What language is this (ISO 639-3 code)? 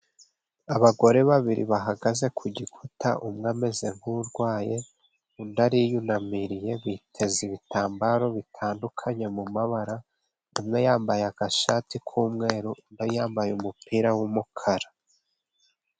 kin